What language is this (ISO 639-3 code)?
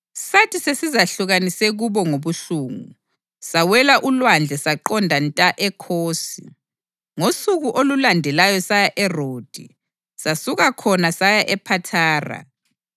nde